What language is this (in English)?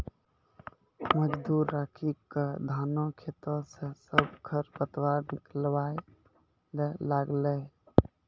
Maithili